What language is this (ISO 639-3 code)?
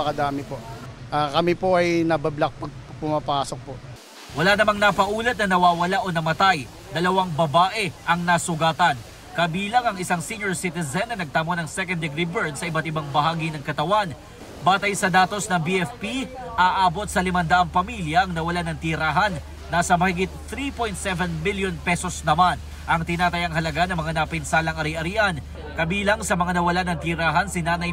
fil